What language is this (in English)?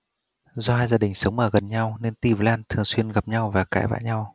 Vietnamese